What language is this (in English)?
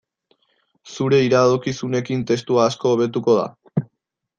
Basque